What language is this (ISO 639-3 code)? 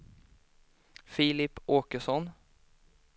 swe